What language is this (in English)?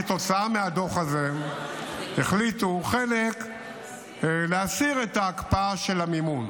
Hebrew